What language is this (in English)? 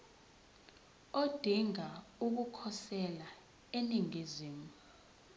Zulu